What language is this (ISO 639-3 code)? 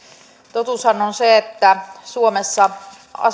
fin